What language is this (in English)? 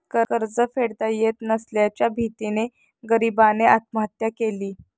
Marathi